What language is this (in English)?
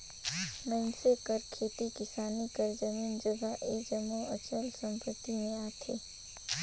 Chhattisgarhi